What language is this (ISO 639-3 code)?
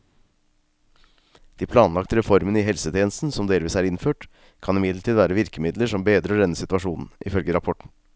nor